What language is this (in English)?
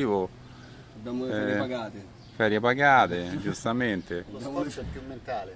Italian